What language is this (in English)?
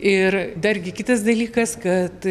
Lithuanian